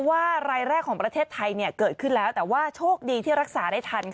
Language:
Thai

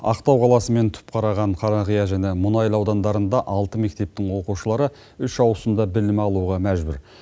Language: Kazakh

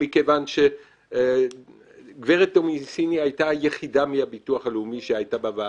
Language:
Hebrew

